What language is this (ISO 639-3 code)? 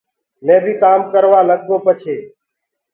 ggg